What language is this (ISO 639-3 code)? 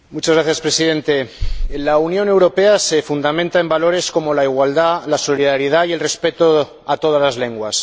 spa